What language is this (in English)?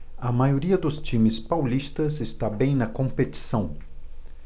Portuguese